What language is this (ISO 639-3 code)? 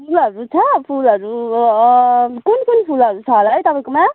nep